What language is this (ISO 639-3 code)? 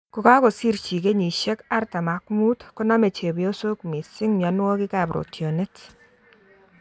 kln